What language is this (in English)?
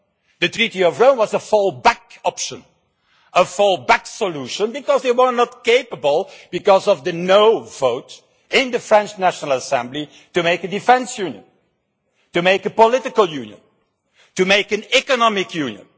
English